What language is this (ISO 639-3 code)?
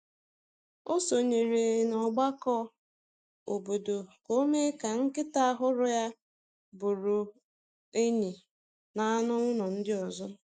ibo